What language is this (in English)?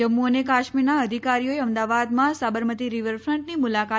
Gujarati